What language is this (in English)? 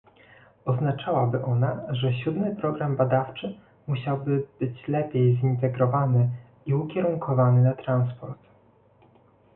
Polish